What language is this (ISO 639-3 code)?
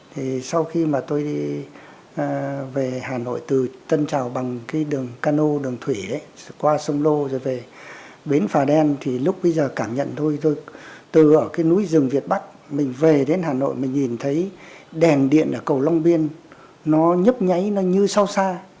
vie